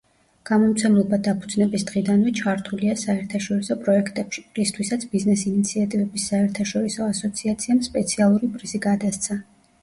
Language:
Georgian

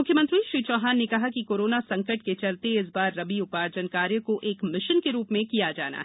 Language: Hindi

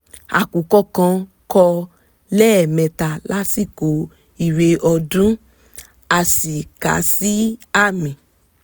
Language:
Yoruba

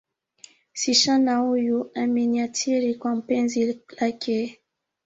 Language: Swahili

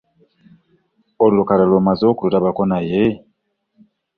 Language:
Ganda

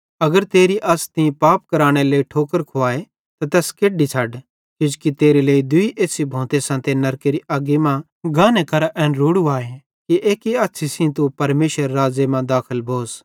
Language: Bhadrawahi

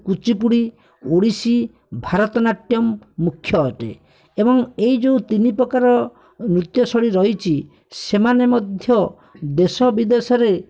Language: Odia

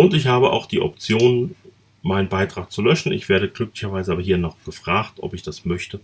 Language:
German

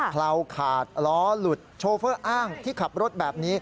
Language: Thai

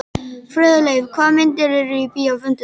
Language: Icelandic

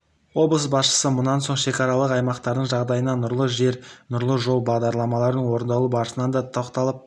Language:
Kazakh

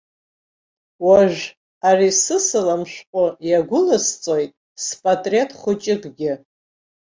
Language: Abkhazian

